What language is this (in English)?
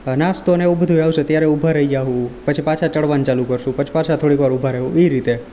Gujarati